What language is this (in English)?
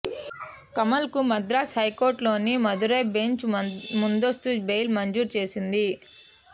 Telugu